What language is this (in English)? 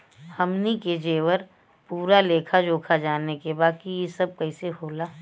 Bhojpuri